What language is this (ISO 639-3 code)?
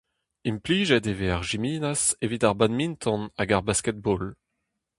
bre